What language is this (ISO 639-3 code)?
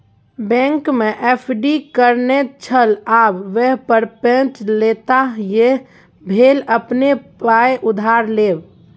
mai